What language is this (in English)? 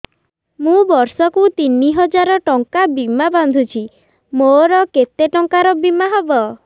Odia